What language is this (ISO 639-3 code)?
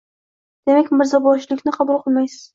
uzb